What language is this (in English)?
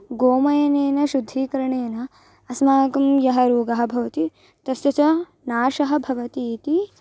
Sanskrit